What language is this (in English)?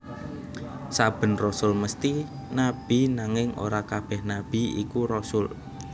Javanese